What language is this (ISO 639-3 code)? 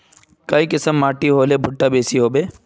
mag